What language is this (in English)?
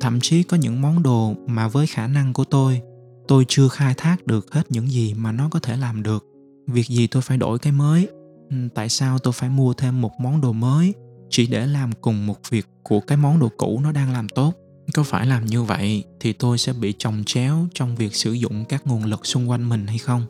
Vietnamese